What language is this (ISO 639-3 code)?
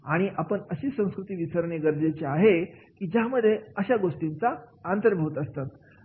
mar